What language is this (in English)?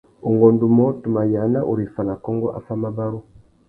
Tuki